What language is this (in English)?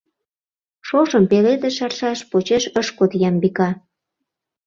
Mari